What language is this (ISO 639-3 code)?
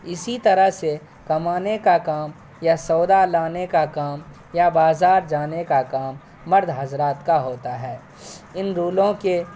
urd